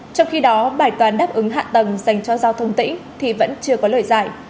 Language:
Vietnamese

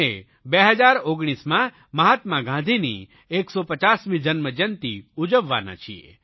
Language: Gujarati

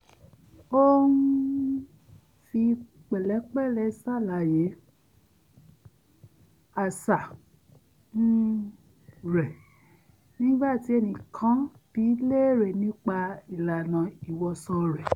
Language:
Yoruba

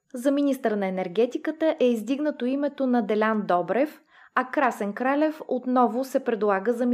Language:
Bulgarian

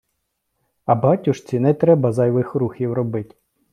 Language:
Ukrainian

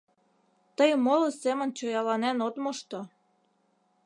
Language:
Mari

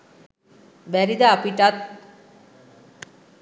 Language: Sinhala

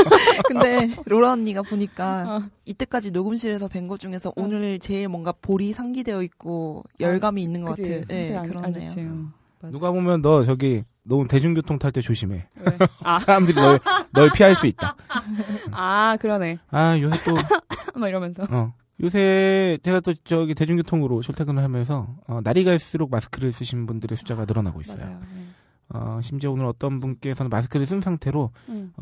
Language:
Korean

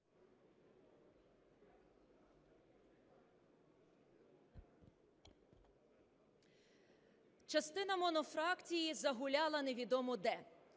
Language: Ukrainian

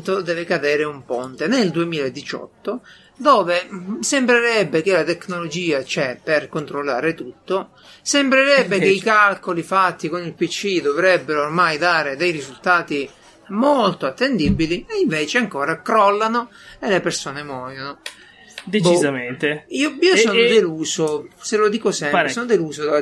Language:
Italian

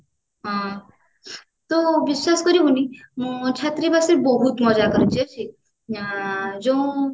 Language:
Odia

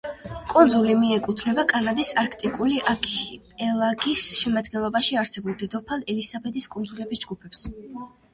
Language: Georgian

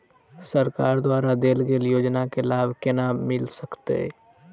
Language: Maithili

